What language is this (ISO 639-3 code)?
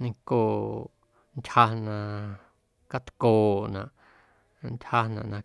amu